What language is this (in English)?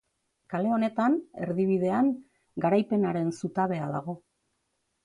Basque